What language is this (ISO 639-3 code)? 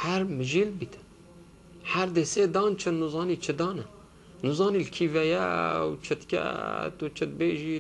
ara